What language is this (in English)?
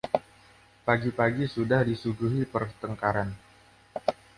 Indonesian